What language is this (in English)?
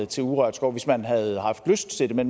Danish